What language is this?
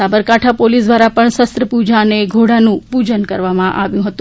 Gujarati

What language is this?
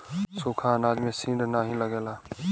Bhojpuri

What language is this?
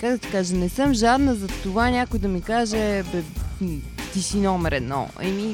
Bulgarian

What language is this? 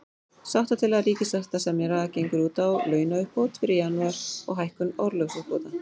Icelandic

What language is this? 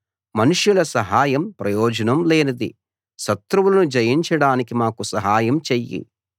Telugu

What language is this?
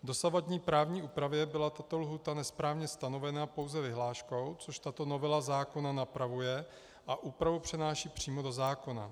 Czech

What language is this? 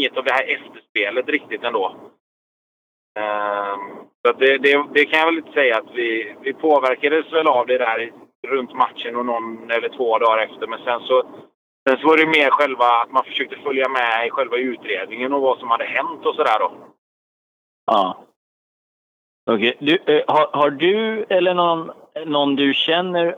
Swedish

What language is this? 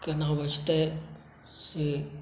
Maithili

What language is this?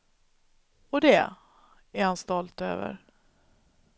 Swedish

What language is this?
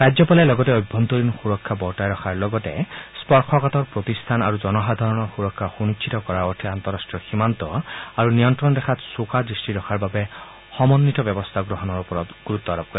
Assamese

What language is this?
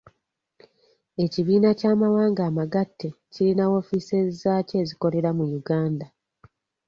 Ganda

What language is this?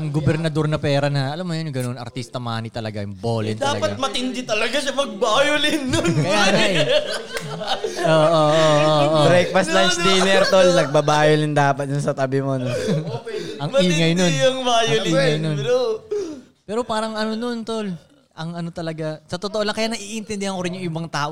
Filipino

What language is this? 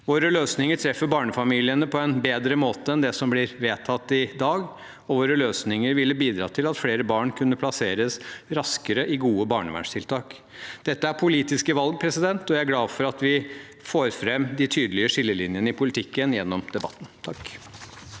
Norwegian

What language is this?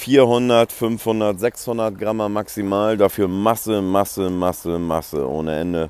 German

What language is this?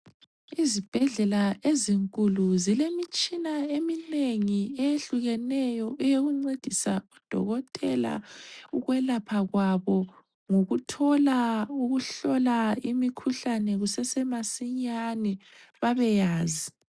North Ndebele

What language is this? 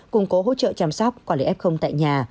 Vietnamese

